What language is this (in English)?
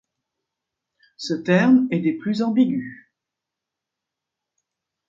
French